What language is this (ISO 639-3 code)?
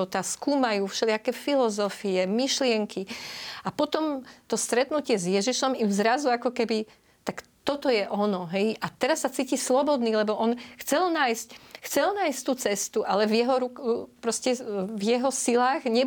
slk